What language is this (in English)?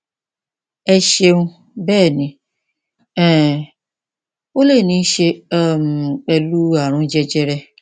Yoruba